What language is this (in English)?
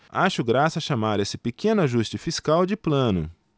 Portuguese